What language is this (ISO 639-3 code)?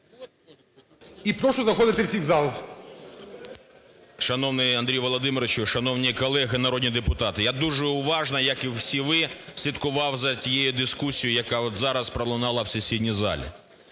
ukr